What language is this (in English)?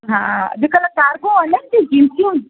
Sindhi